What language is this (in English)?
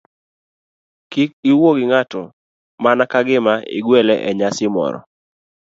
Luo (Kenya and Tanzania)